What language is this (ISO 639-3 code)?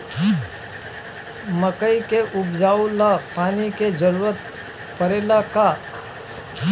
bho